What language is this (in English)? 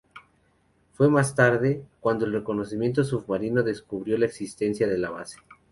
Spanish